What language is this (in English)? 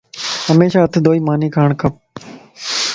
Lasi